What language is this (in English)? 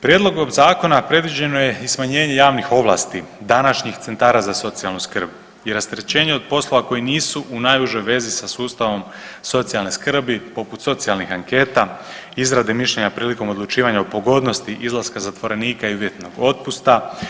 Croatian